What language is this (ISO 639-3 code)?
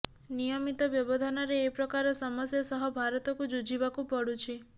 ori